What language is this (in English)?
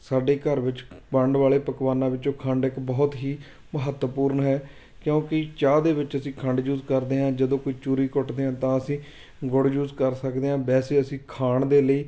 Punjabi